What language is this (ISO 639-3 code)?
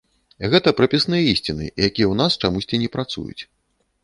bel